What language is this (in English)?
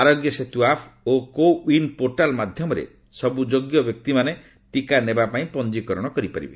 Odia